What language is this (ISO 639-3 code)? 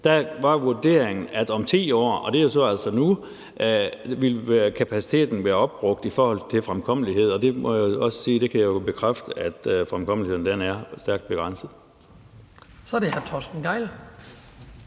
dan